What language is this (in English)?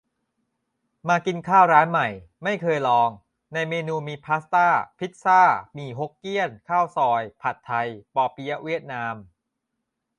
Thai